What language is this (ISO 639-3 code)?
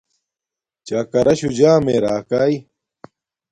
dmk